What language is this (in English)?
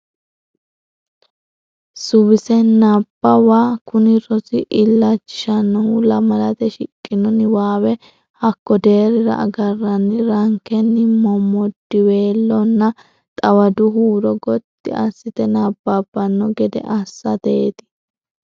Sidamo